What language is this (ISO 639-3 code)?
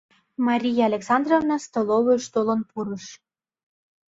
chm